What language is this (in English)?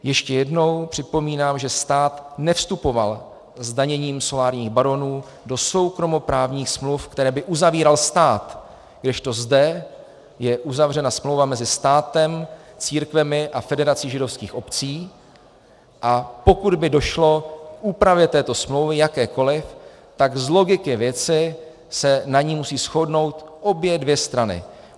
Czech